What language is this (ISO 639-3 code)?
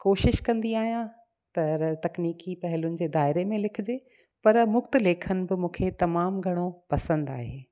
snd